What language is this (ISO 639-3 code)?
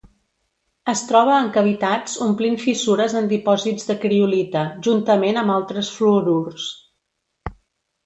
cat